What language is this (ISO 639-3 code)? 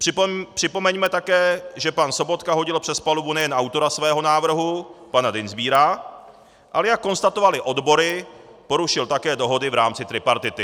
ces